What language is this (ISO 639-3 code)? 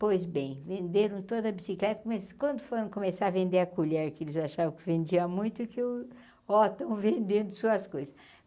por